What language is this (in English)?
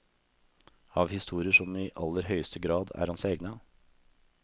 Norwegian